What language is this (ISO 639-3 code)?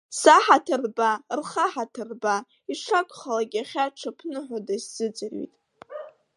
abk